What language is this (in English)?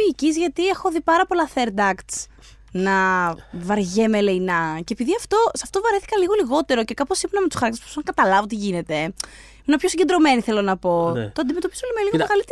Greek